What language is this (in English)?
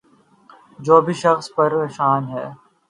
Urdu